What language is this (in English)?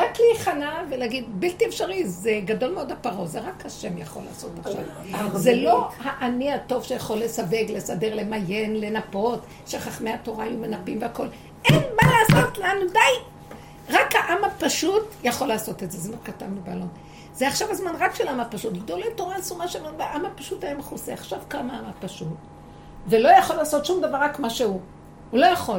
Hebrew